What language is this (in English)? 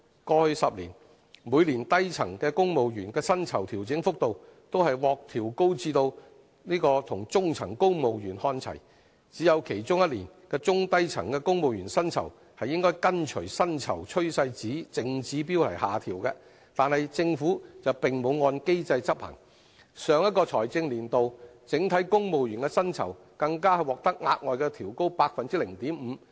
Cantonese